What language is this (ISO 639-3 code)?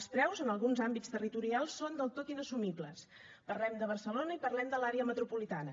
cat